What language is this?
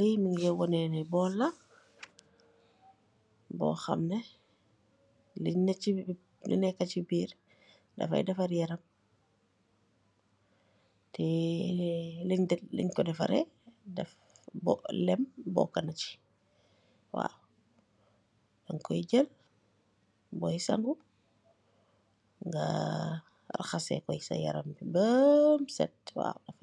Wolof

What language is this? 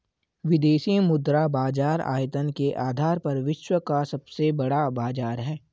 Hindi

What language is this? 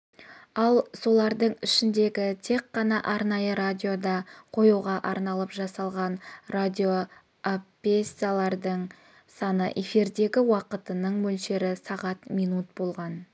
Kazakh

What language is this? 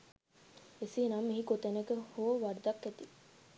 Sinhala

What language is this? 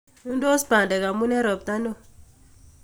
Kalenjin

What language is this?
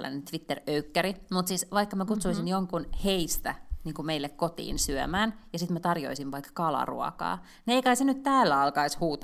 Finnish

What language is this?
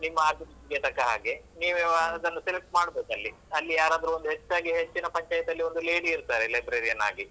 Kannada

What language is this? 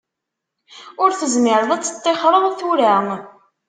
Kabyle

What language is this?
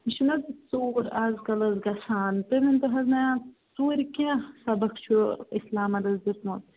Kashmiri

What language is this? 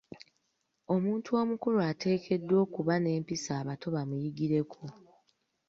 Ganda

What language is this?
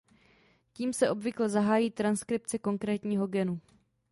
Czech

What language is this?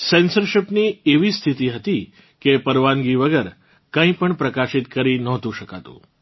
Gujarati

